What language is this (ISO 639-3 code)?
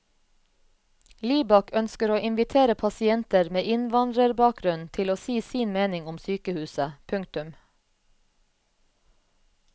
nor